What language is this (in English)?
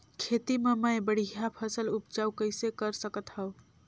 Chhattisgarhi